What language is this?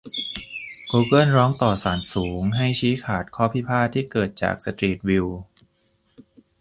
Thai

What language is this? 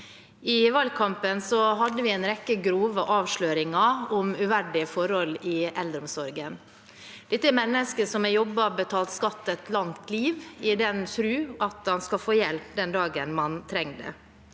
Norwegian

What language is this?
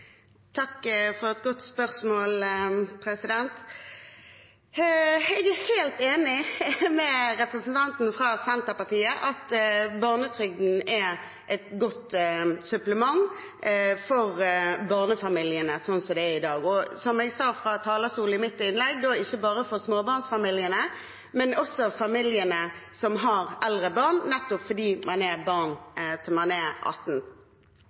Norwegian Bokmål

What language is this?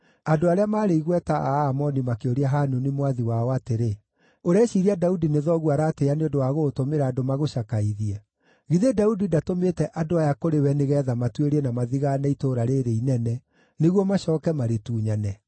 Kikuyu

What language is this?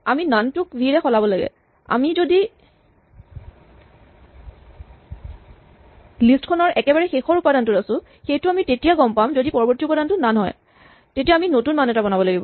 Assamese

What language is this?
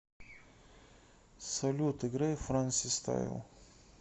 Russian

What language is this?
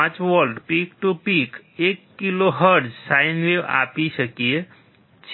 Gujarati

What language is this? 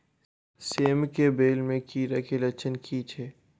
Maithili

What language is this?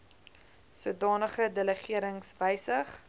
Afrikaans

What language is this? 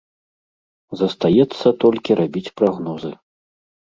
Belarusian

